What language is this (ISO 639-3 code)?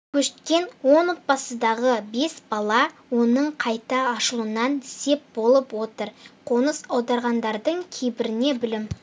kaz